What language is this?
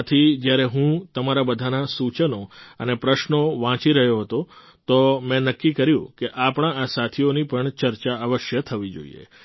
Gujarati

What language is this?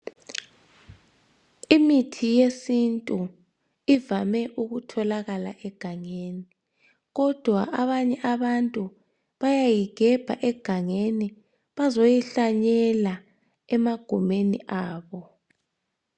North Ndebele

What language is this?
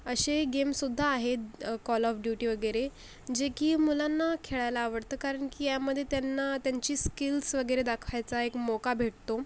Marathi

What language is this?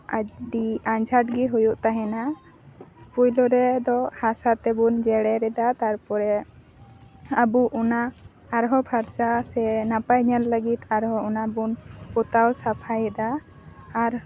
Santali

